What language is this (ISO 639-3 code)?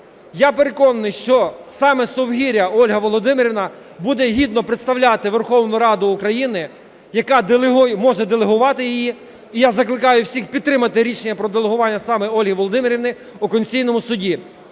ukr